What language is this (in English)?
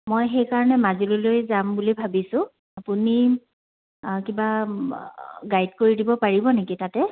Assamese